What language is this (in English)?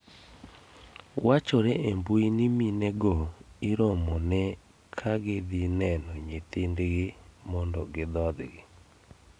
Luo (Kenya and Tanzania)